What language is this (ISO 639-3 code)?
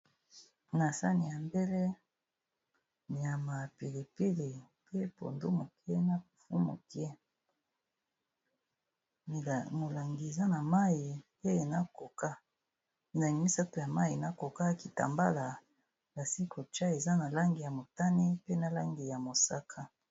lin